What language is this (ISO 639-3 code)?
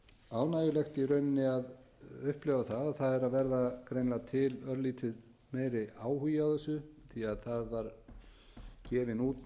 isl